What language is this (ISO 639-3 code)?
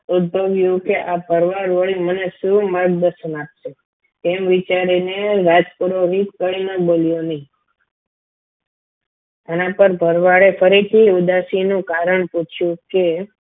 guj